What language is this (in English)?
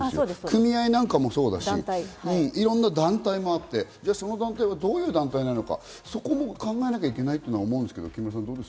Japanese